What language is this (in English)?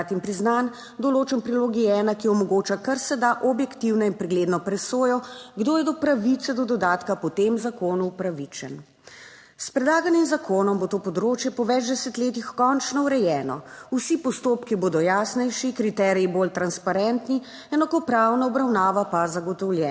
Slovenian